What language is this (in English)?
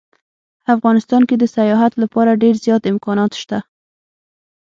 Pashto